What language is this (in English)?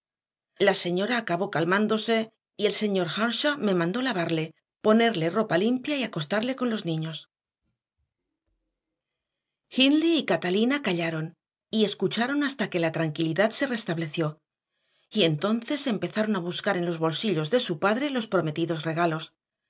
Spanish